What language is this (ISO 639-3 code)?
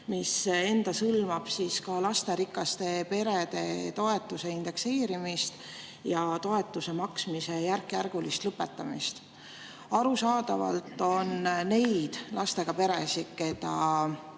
est